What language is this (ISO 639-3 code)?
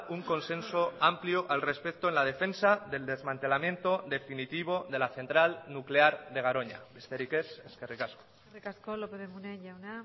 spa